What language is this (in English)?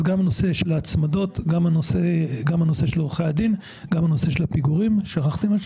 Hebrew